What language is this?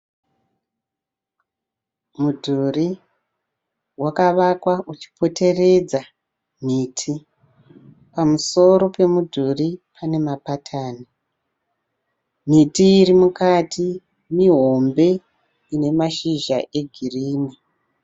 Shona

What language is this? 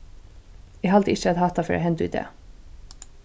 Faroese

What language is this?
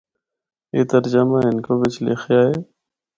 Northern Hindko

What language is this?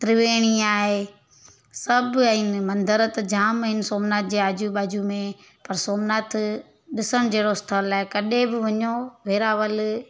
Sindhi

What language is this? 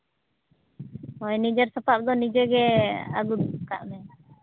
Santali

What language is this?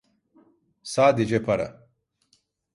Turkish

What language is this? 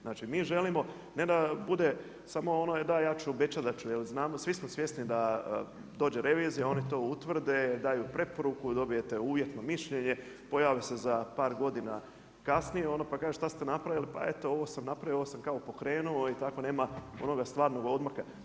Croatian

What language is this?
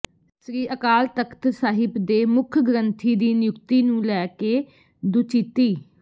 Punjabi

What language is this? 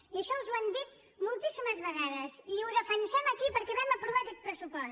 Catalan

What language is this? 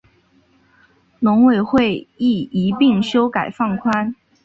Chinese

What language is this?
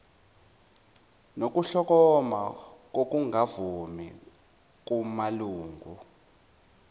Zulu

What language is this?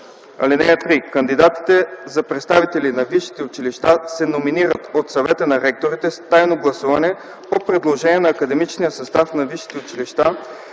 Bulgarian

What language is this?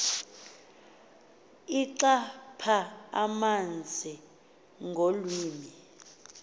Xhosa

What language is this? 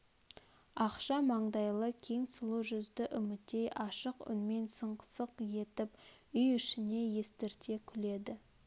Kazakh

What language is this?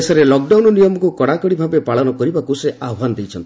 Odia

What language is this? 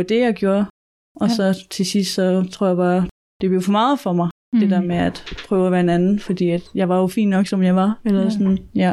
Danish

